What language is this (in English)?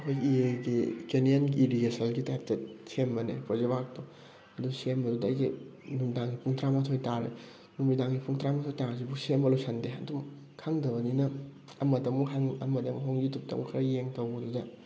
Manipuri